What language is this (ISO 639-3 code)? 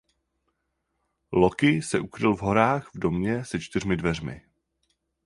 ces